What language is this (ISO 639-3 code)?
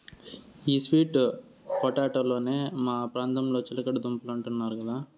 tel